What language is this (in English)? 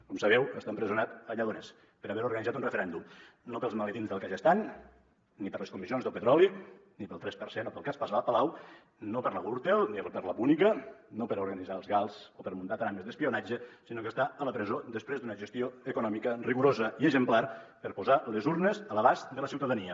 Catalan